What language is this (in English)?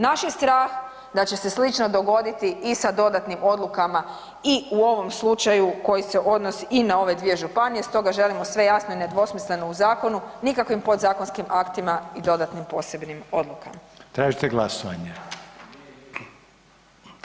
Croatian